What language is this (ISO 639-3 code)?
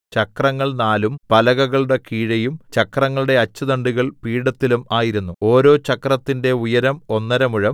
mal